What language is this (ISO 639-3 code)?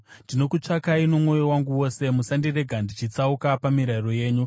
sna